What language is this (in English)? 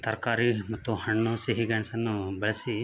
Kannada